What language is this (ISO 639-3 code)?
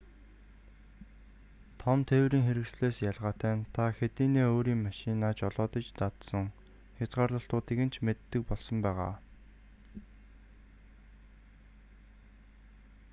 mon